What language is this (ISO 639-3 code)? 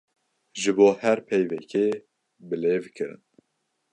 kur